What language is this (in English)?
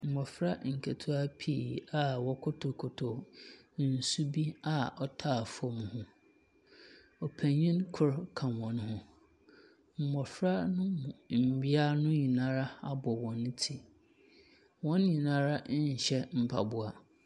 Akan